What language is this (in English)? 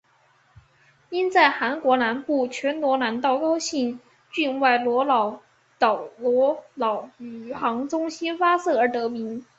Chinese